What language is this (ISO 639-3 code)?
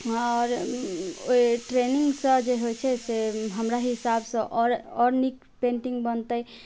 mai